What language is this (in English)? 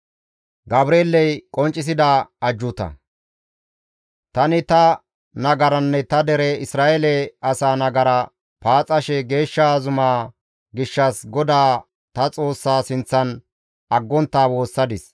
Gamo